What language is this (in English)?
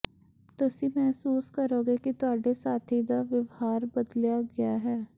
Punjabi